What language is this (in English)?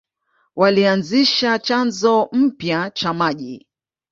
Swahili